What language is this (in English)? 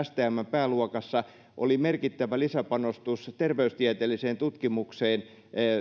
Finnish